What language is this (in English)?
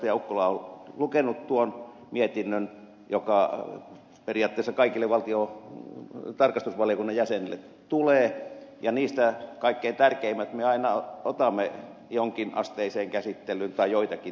Finnish